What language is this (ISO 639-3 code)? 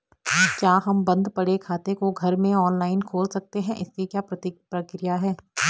hin